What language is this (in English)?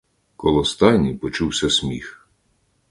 Ukrainian